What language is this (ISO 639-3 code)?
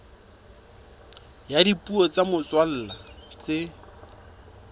sot